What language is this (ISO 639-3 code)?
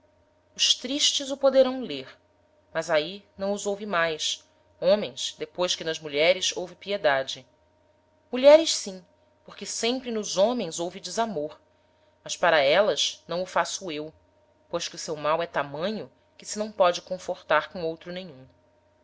por